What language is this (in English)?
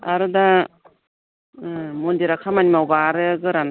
Bodo